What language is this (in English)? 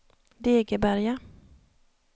Swedish